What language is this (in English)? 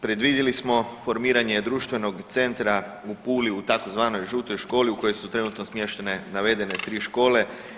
Croatian